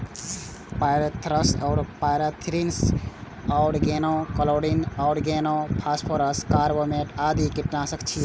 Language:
Maithili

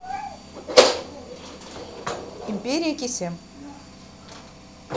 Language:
Russian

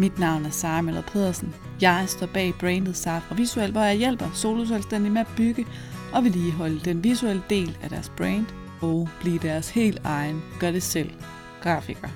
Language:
Danish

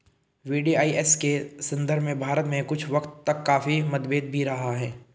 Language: Hindi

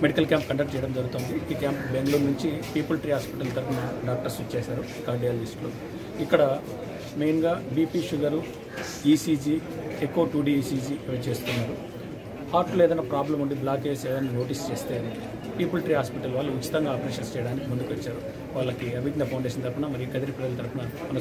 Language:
Hindi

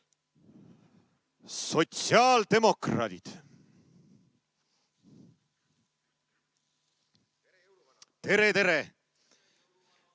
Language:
Estonian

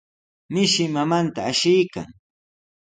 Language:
Sihuas Ancash Quechua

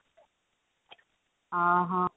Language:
Odia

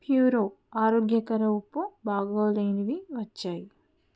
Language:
Telugu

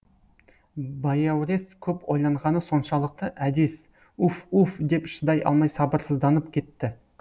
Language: Kazakh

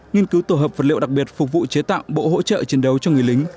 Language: Vietnamese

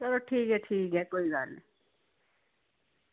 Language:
Dogri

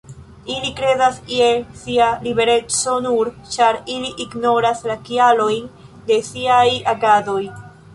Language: Esperanto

